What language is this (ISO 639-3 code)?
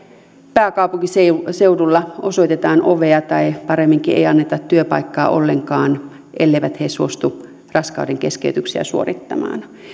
fin